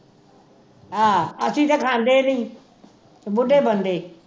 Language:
Punjabi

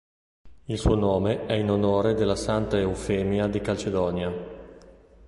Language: Italian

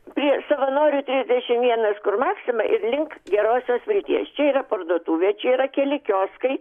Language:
Lithuanian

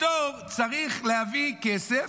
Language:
Hebrew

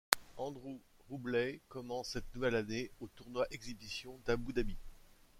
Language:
French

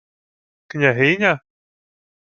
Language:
Ukrainian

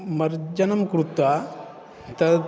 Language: Sanskrit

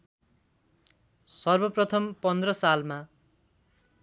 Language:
Nepali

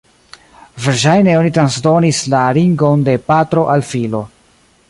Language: Esperanto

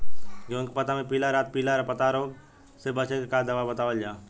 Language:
Bhojpuri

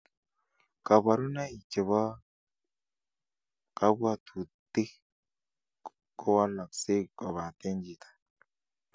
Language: Kalenjin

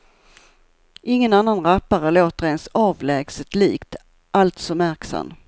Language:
Swedish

